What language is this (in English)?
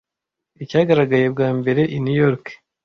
Kinyarwanda